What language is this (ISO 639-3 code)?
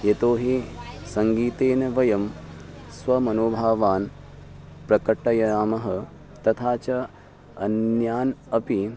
san